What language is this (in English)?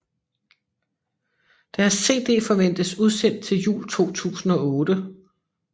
Danish